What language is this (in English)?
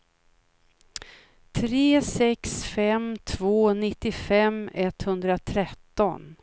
Swedish